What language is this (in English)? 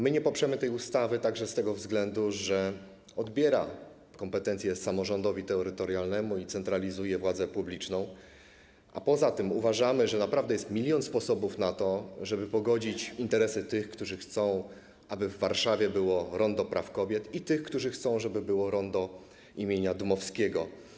Polish